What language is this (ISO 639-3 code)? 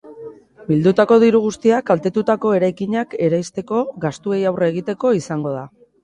eus